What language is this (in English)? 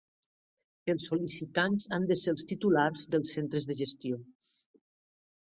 Catalan